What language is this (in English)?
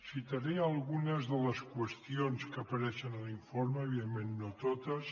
Catalan